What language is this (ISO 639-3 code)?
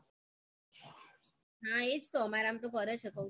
guj